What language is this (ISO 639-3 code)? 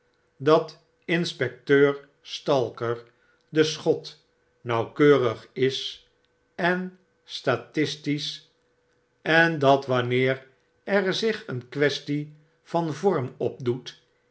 nld